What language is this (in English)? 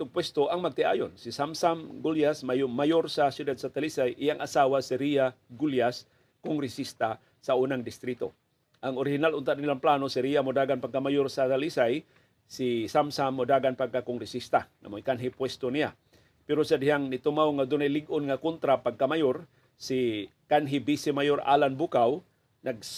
Filipino